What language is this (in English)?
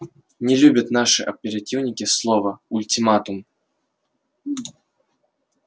Russian